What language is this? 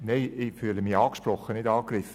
Swiss German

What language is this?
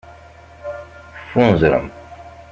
Kabyle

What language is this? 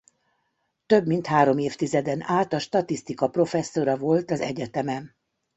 Hungarian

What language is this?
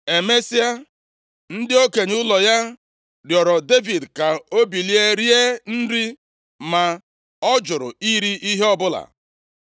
Igbo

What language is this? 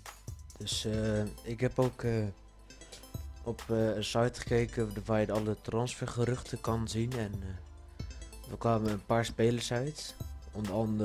Dutch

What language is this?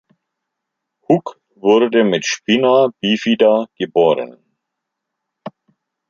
German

